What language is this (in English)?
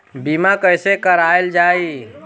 Bhojpuri